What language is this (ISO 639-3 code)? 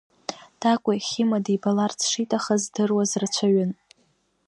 abk